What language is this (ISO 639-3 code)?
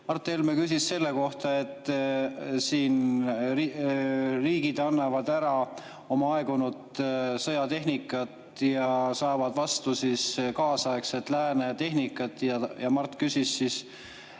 est